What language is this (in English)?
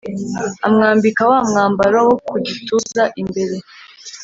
Kinyarwanda